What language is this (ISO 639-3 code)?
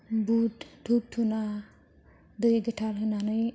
brx